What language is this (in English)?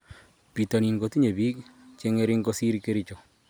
Kalenjin